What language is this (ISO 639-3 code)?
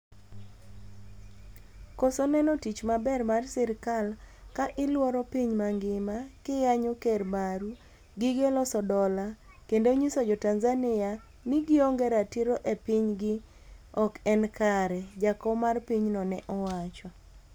luo